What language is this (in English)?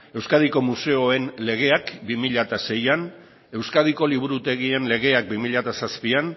Basque